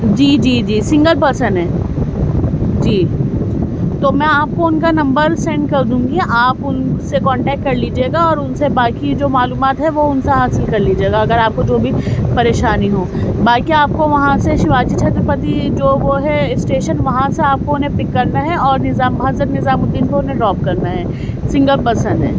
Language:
Urdu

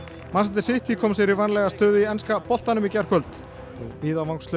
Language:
Icelandic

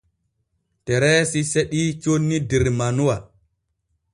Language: Borgu Fulfulde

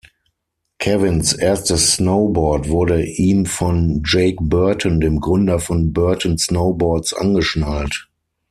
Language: German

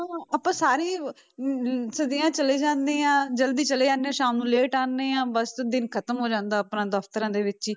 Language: Punjabi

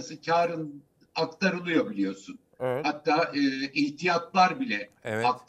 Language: Turkish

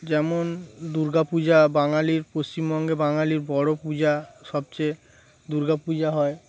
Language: Bangla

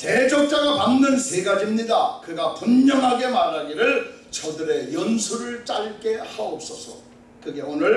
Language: Korean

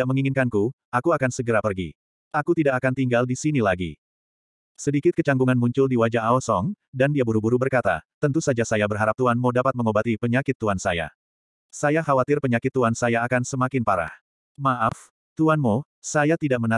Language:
Indonesian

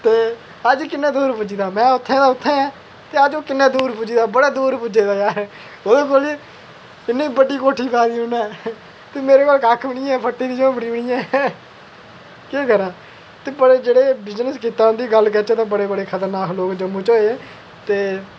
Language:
Dogri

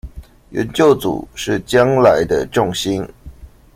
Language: Chinese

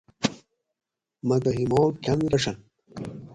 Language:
Gawri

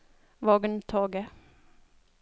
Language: Norwegian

